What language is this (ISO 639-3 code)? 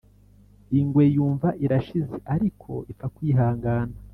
kin